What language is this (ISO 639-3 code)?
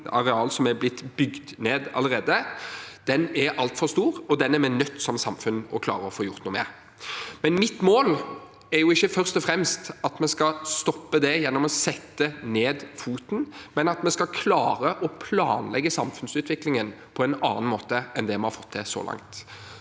nor